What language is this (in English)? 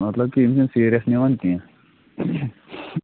Kashmiri